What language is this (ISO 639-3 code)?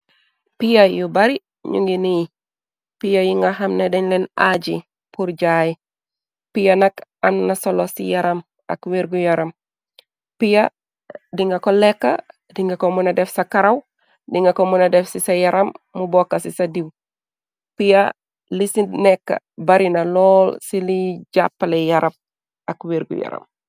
wol